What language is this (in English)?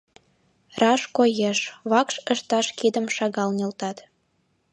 Mari